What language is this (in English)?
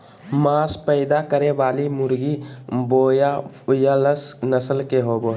Magahi